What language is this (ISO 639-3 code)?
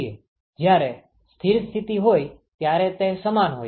guj